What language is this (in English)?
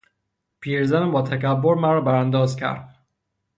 Persian